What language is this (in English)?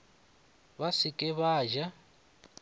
Northern Sotho